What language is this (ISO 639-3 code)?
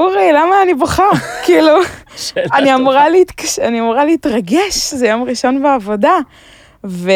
heb